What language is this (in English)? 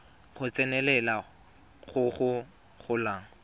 Tswana